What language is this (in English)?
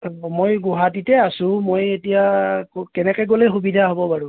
Assamese